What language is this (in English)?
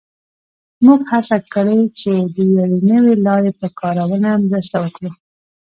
Pashto